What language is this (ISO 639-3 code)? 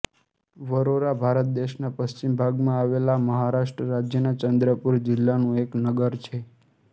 guj